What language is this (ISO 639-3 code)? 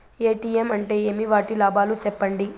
tel